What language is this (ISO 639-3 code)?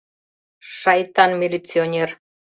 chm